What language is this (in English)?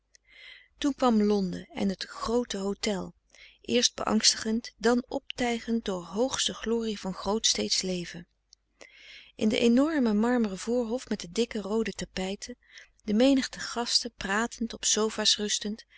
Dutch